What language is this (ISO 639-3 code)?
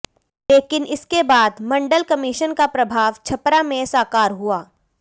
hin